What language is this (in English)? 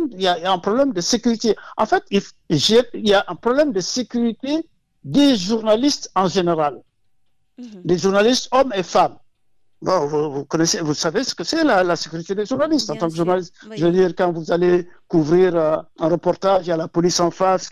French